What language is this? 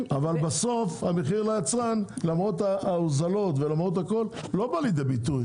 Hebrew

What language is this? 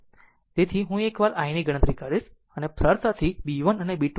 Gujarati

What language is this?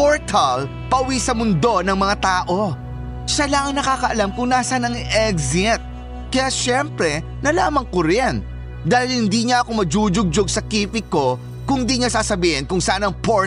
Filipino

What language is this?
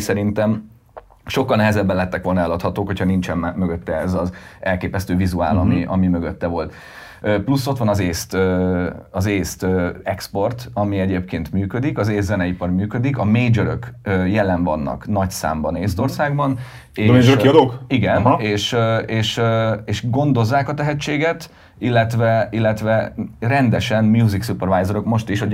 Hungarian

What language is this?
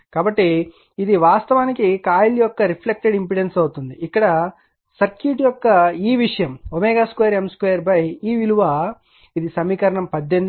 Telugu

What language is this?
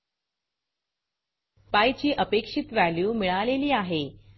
Marathi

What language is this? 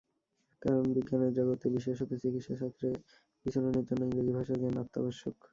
Bangla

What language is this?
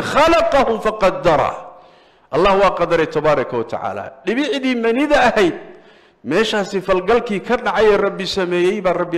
Arabic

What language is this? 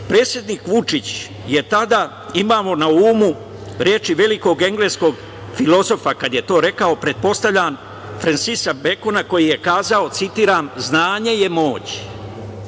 Serbian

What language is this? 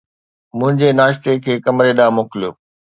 Sindhi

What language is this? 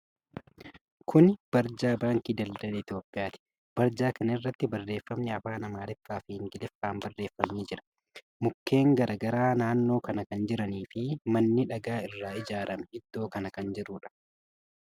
Oromo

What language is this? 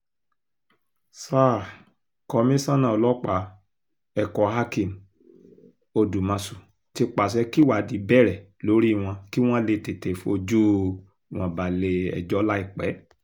Yoruba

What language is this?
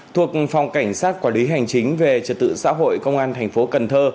Vietnamese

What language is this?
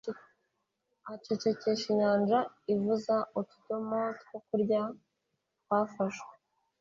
Kinyarwanda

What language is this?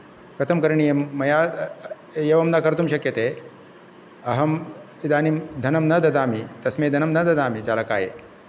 Sanskrit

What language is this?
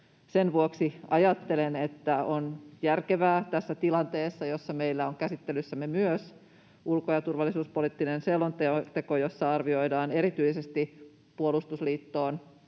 Finnish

